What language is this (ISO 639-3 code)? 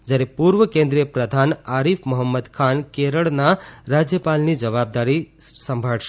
guj